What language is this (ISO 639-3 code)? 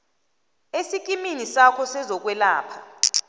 nbl